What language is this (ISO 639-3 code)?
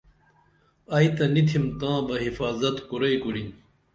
dml